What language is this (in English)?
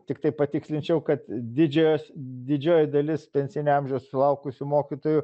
Lithuanian